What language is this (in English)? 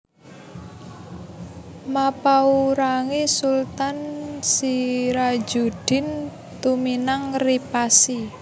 Javanese